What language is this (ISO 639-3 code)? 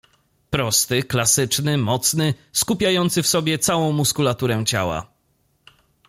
pol